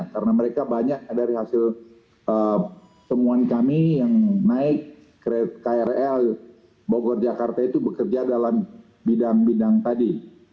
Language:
Indonesian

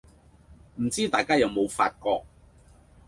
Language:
Cantonese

